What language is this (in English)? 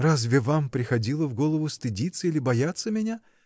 Russian